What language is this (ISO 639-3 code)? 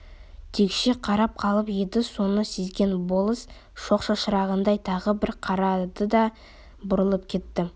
kaz